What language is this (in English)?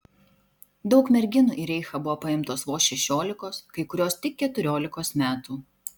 Lithuanian